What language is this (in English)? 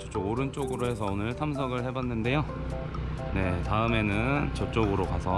Korean